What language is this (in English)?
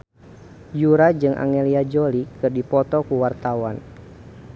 Sundanese